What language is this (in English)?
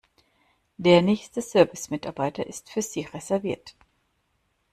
German